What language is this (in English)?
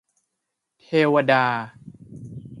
Thai